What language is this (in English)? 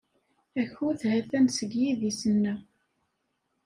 Kabyle